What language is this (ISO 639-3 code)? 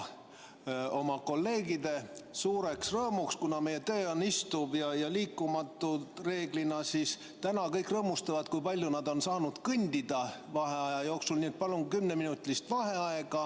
est